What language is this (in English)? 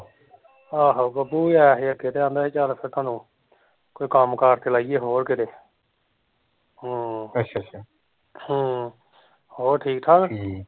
Punjabi